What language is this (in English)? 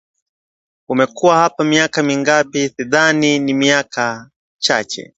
Swahili